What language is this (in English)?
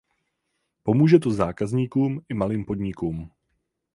Czech